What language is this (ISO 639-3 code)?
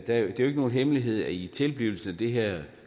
dan